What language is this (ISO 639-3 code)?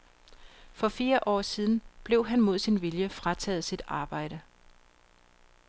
dan